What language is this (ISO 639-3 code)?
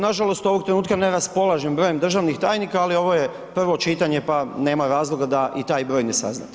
hrv